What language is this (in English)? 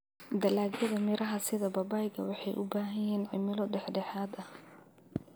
Somali